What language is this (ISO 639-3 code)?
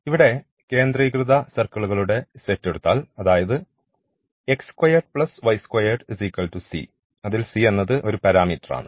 mal